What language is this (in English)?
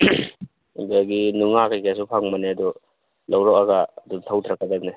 Manipuri